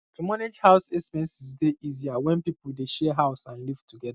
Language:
Nigerian Pidgin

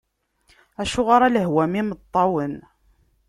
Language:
Kabyle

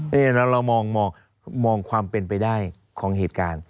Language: Thai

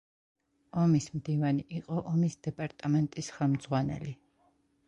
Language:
Georgian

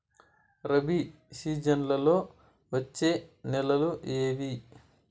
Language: Telugu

